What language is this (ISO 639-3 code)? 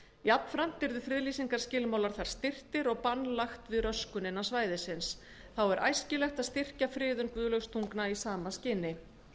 isl